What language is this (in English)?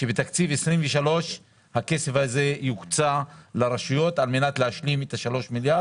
Hebrew